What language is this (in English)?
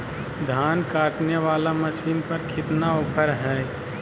Magahi